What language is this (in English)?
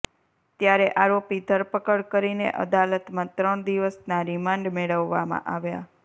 Gujarati